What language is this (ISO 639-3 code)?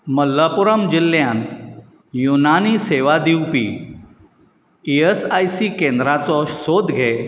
kok